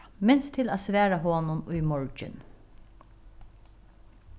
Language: Faroese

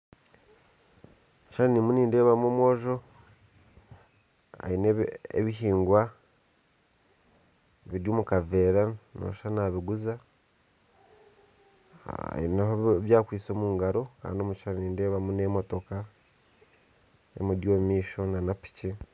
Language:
Nyankole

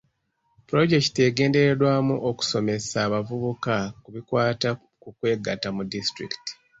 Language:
Ganda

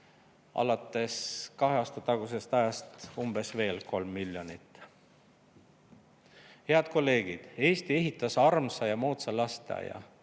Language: Estonian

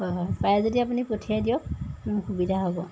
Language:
Assamese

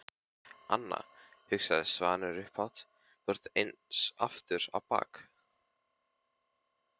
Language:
Icelandic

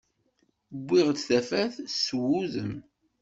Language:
Kabyle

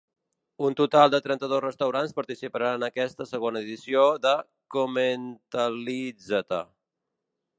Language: Catalan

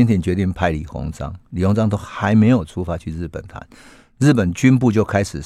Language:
Chinese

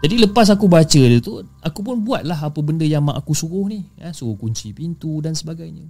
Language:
Malay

